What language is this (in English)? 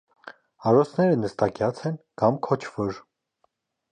Armenian